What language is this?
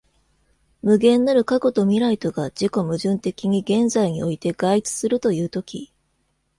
Japanese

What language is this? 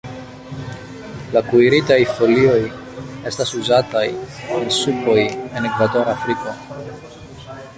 Esperanto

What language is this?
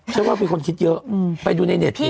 Thai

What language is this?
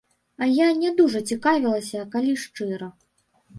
Belarusian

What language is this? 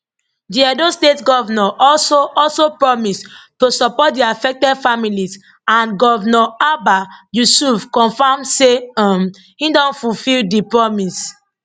Nigerian Pidgin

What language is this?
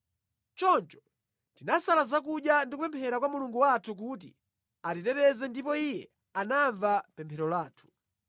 Nyanja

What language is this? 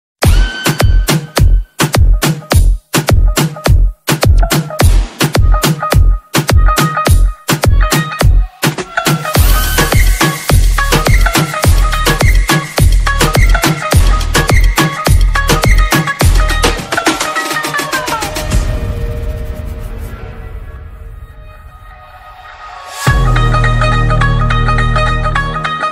Indonesian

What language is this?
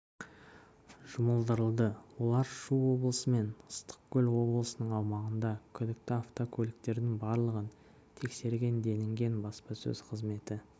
Kazakh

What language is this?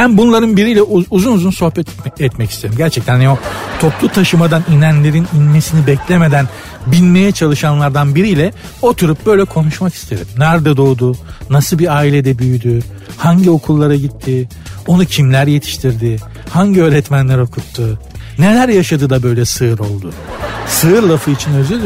Turkish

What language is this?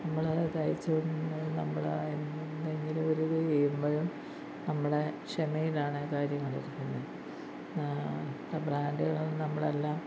Malayalam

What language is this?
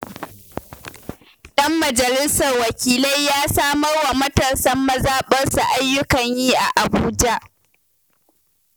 Hausa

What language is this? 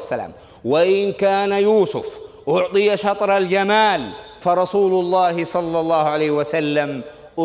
Arabic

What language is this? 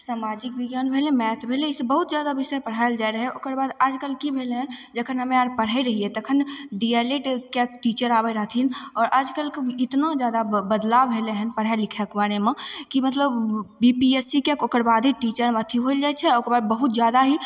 Maithili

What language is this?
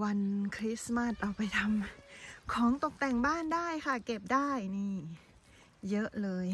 Thai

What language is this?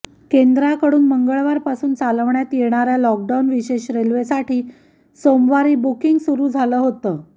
Marathi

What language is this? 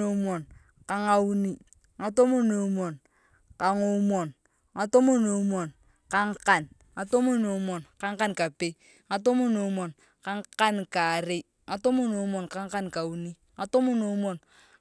Turkana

